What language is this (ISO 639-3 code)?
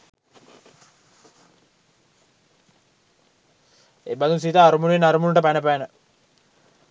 sin